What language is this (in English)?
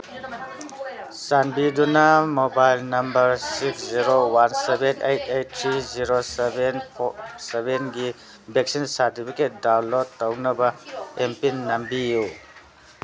Manipuri